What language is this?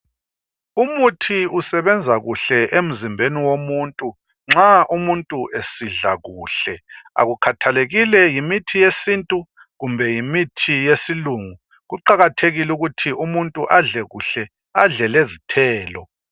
North Ndebele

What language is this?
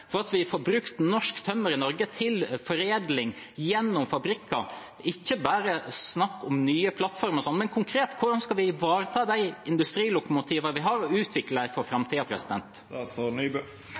Norwegian Bokmål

